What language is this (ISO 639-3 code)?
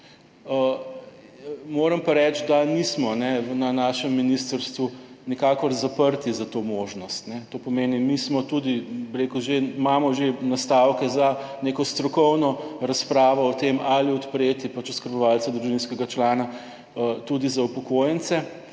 slv